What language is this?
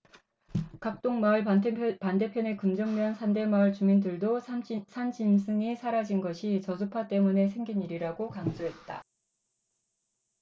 Korean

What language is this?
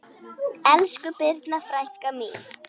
Icelandic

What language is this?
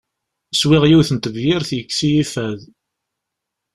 Kabyle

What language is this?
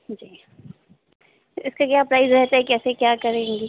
Hindi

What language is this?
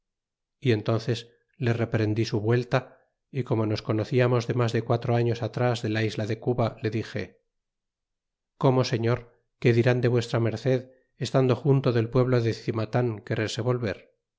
Spanish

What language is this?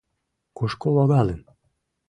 Mari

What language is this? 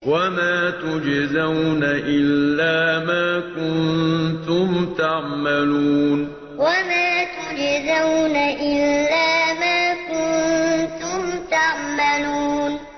Arabic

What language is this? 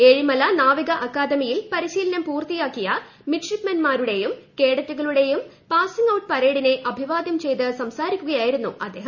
Malayalam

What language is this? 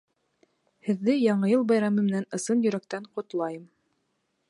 Bashkir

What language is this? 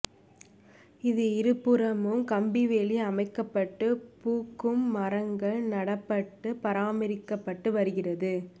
Tamil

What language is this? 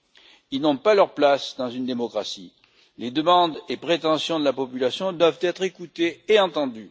French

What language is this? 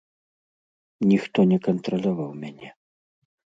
Belarusian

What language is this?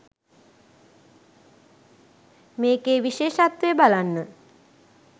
Sinhala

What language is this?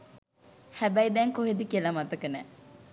Sinhala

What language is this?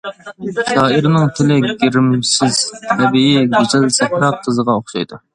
Uyghur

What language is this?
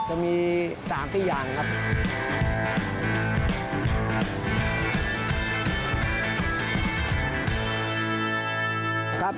Thai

